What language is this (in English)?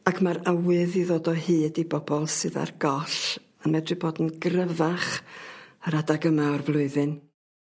Welsh